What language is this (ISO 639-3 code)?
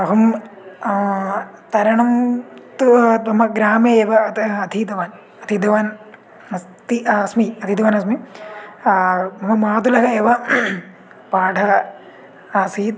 san